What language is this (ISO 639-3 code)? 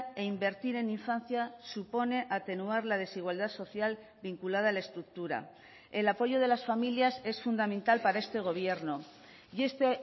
spa